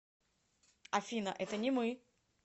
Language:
Russian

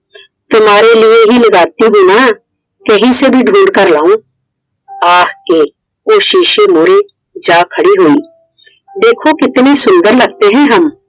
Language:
Punjabi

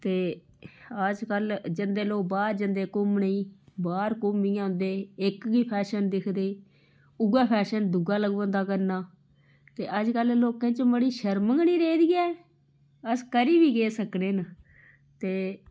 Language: Dogri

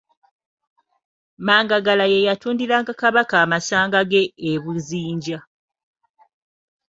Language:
Ganda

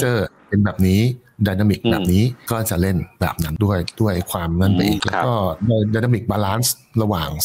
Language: Thai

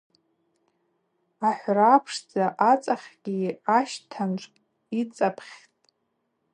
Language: Abaza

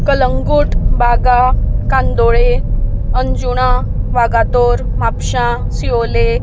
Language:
Konkani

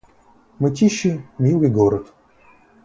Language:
Russian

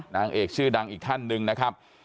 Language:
Thai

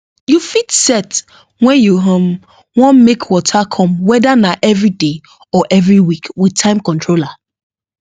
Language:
Nigerian Pidgin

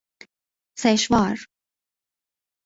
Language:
Persian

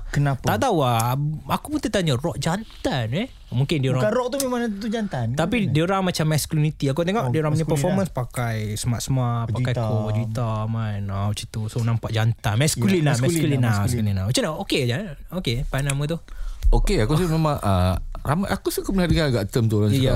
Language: Malay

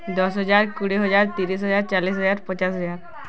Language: Odia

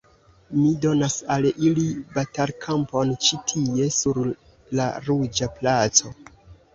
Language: Esperanto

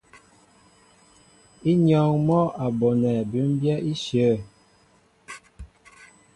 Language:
Mbo (Cameroon)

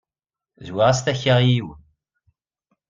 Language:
Kabyle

